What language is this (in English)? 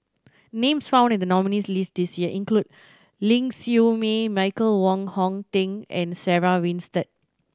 English